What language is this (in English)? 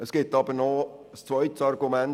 Swiss German